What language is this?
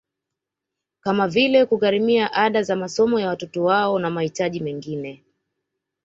Swahili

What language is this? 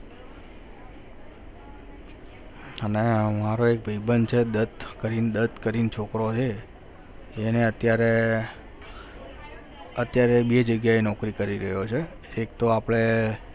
Gujarati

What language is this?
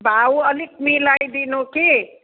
Nepali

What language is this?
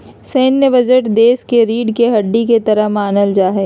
Magahi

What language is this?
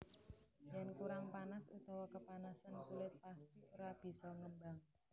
Javanese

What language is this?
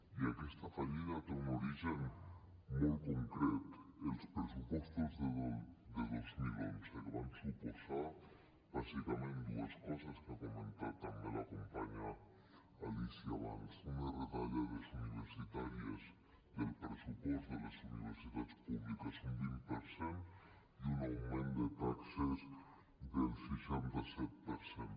Catalan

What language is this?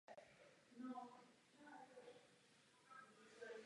Czech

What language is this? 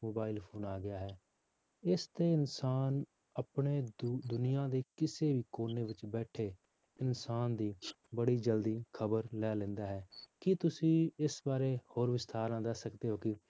Punjabi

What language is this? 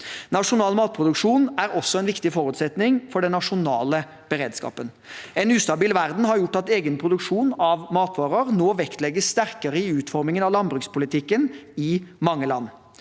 Norwegian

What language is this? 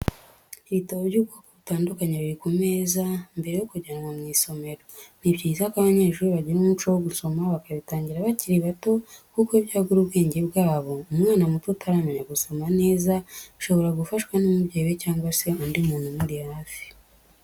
Kinyarwanda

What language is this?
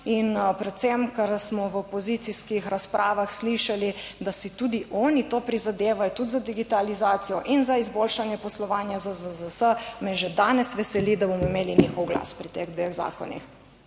Slovenian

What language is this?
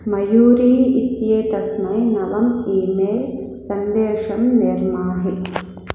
Sanskrit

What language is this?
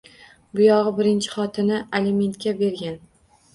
Uzbek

